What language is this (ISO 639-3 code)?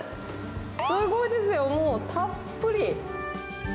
jpn